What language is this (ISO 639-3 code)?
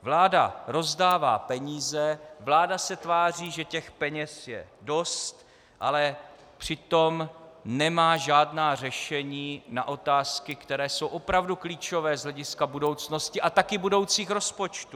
ces